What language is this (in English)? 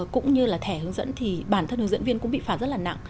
Vietnamese